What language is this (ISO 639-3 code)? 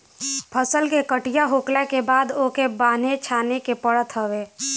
bho